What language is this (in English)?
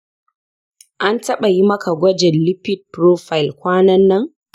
Hausa